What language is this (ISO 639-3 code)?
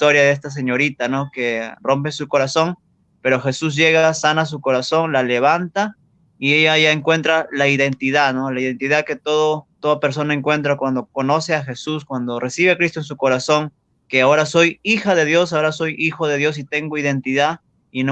spa